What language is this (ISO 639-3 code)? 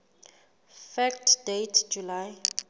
sot